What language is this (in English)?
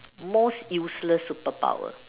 English